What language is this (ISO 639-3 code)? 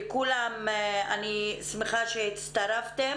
heb